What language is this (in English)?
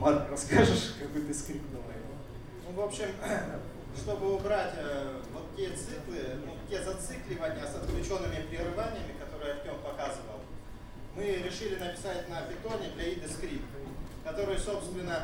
Russian